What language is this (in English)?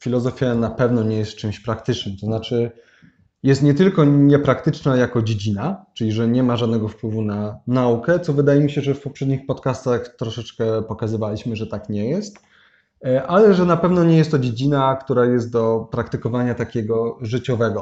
Polish